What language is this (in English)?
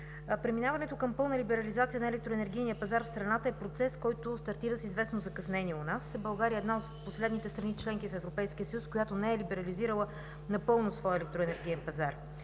Bulgarian